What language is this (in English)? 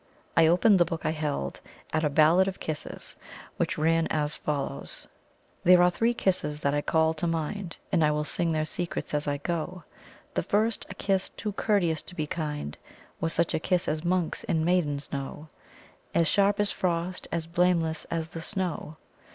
English